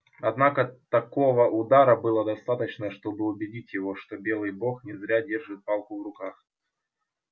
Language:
Russian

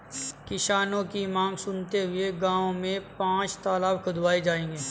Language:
Hindi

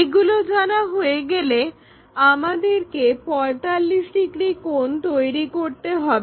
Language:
Bangla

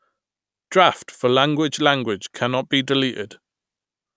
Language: English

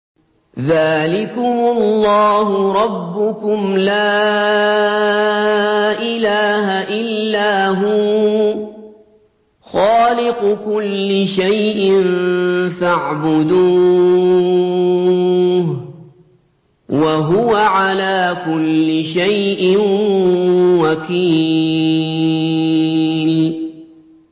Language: Arabic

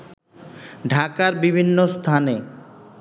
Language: Bangla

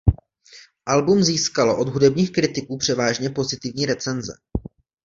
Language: Czech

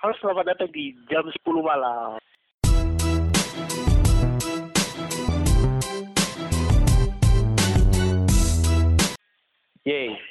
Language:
Indonesian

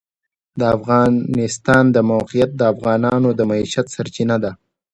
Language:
Pashto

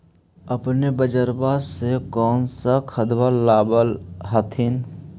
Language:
Magahi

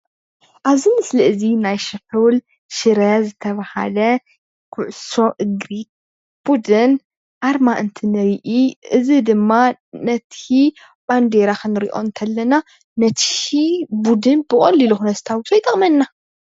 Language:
Tigrinya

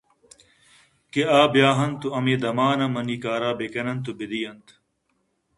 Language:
Eastern Balochi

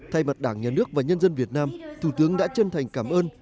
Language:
Vietnamese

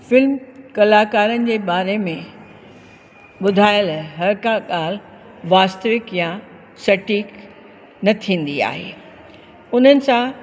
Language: Sindhi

